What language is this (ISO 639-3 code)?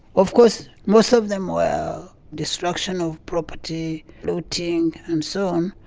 eng